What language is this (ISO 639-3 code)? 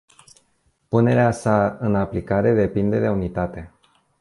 ron